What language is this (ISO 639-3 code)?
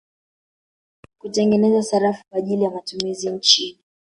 swa